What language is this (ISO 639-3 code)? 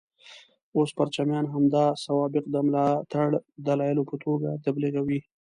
pus